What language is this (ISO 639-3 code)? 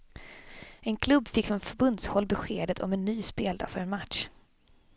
swe